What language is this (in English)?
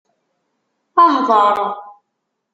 Kabyle